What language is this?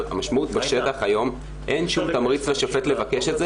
Hebrew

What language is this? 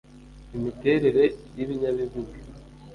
Kinyarwanda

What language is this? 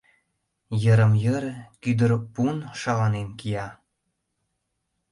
Mari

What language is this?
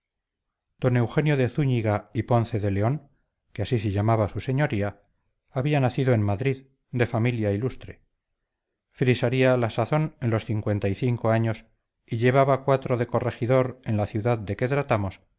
Spanish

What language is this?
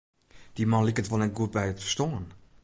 Western Frisian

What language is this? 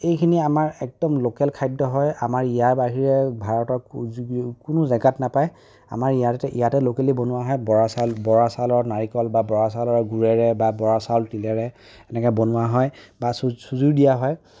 Assamese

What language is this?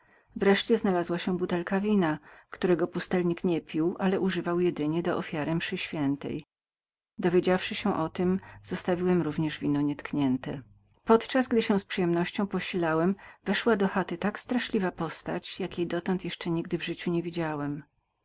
Polish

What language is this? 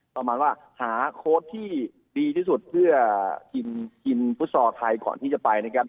Thai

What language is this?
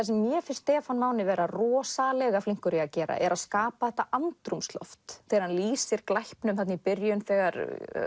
Icelandic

